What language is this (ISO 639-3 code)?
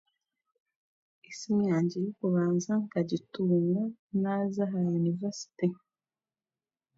cgg